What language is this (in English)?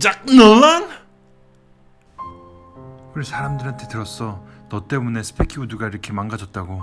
Korean